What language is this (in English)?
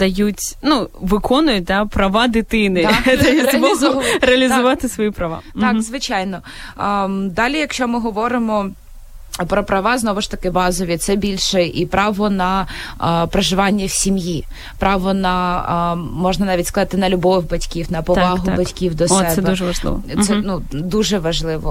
Ukrainian